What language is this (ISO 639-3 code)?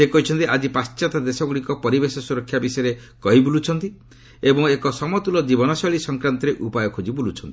ori